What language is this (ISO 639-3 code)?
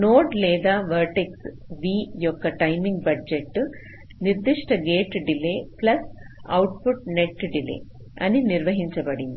tel